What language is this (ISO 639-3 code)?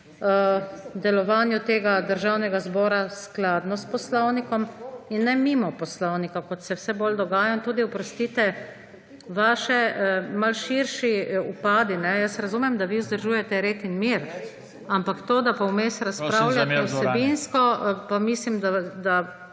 slv